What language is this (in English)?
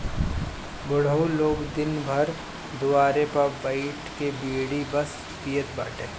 Bhojpuri